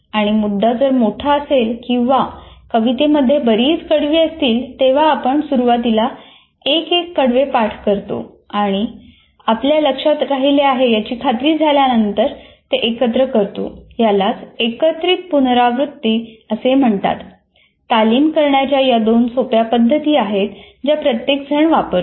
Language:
Marathi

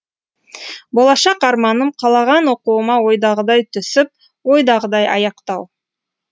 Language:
Kazakh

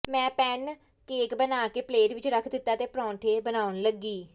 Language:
Punjabi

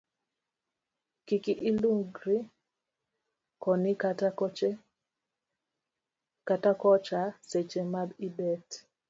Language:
Luo (Kenya and Tanzania)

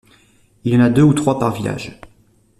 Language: French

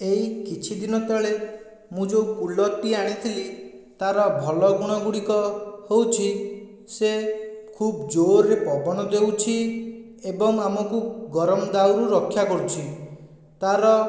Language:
Odia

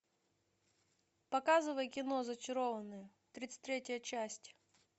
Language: Russian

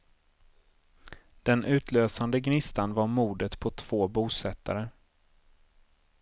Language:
Swedish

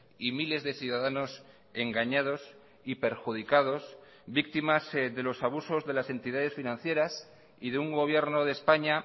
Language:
Spanish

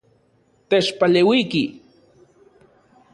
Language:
Central Puebla Nahuatl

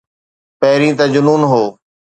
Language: Sindhi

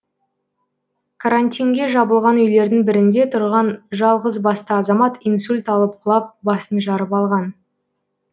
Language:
Kazakh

